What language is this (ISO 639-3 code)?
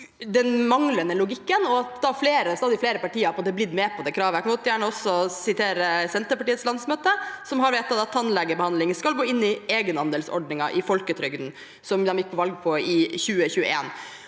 nor